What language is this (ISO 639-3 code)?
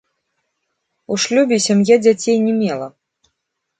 bel